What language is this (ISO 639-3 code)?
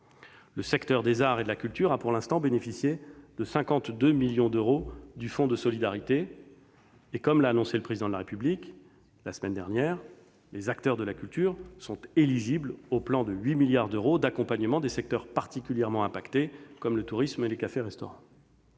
fra